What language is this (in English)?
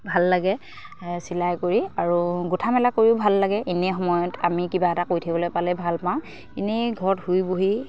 Assamese